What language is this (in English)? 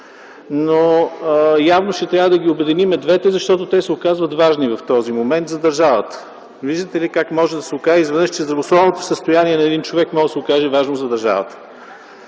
Bulgarian